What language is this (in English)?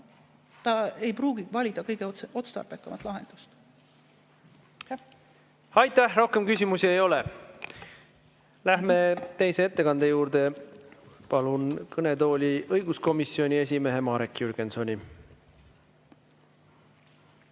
Estonian